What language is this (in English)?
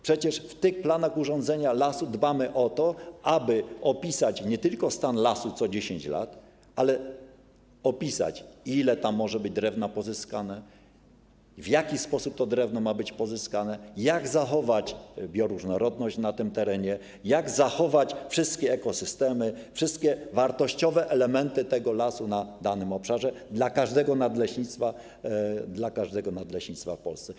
Polish